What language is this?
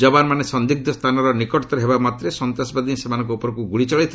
Odia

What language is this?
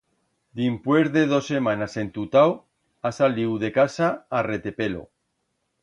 Aragonese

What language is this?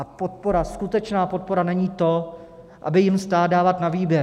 Czech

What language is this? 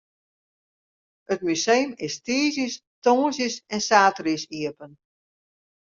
Western Frisian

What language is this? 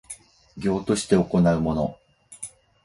Japanese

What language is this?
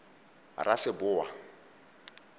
Tswana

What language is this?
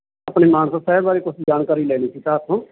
Punjabi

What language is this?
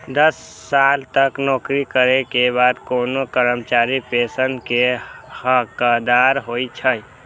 Maithili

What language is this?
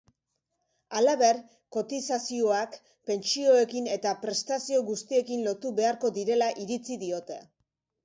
Basque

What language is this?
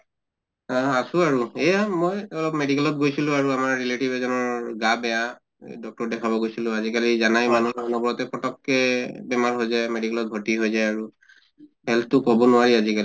Assamese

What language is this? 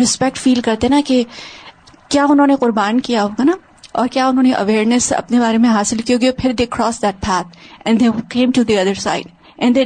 Urdu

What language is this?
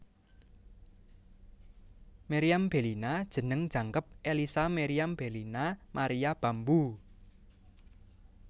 Javanese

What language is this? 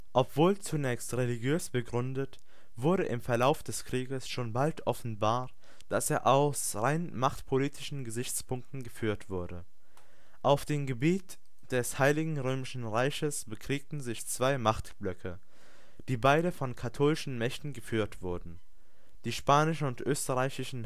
German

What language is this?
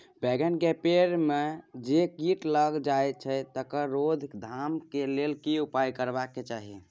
Maithili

